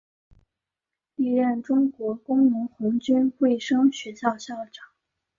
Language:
Chinese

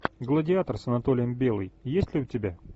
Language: Russian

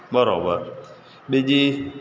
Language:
Gujarati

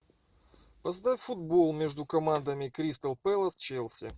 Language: Russian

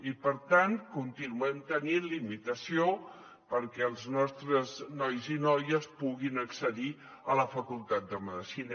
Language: Catalan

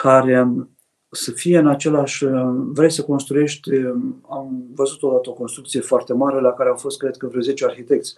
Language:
Romanian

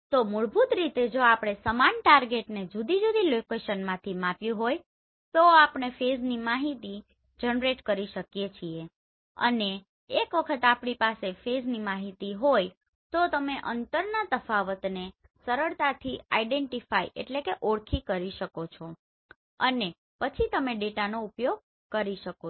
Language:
Gujarati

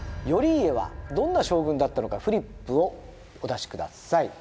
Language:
Japanese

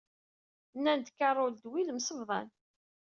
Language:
Kabyle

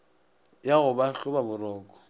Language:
Northern Sotho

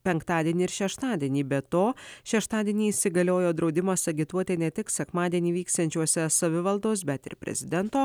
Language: Lithuanian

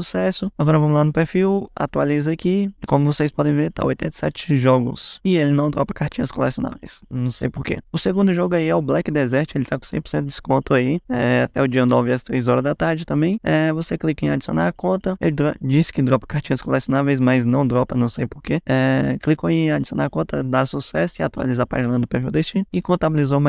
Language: Portuguese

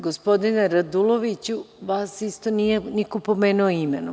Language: Serbian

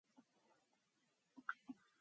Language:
Mongolian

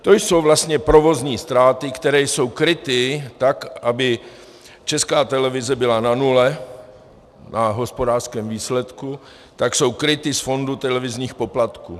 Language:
Czech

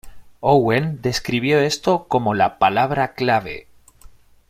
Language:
Spanish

